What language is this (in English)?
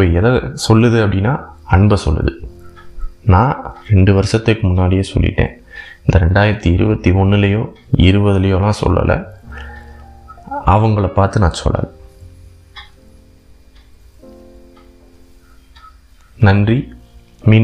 Tamil